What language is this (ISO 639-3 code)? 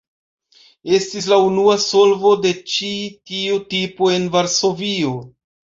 epo